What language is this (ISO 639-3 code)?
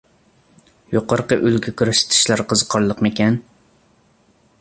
uig